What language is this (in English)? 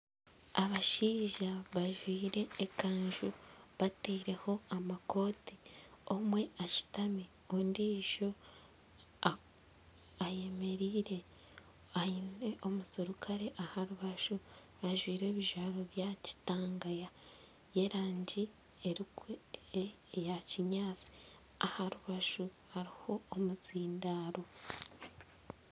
Nyankole